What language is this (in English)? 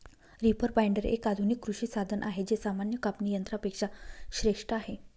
Marathi